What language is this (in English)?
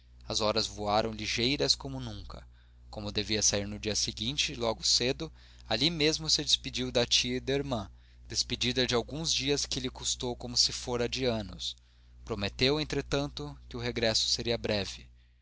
Portuguese